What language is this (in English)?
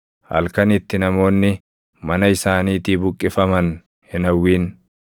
Oromo